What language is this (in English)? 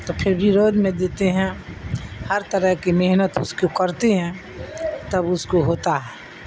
Urdu